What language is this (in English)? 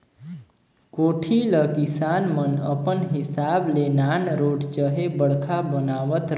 Chhattisgarhi